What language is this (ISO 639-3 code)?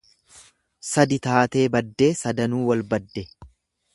orm